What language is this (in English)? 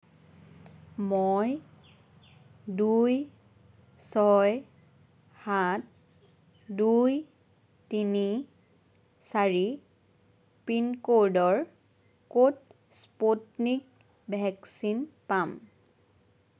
Assamese